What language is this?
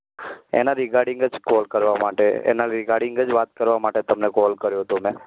Gujarati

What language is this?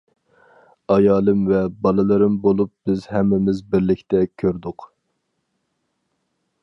Uyghur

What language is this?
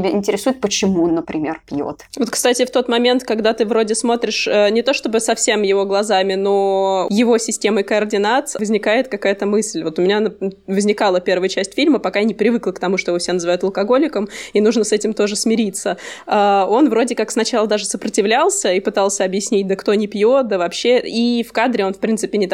Russian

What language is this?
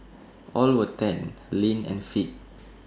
English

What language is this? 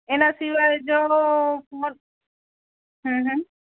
Gujarati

